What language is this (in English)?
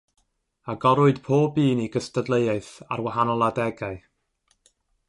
Welsh